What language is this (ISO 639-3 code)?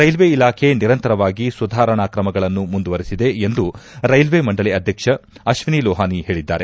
kan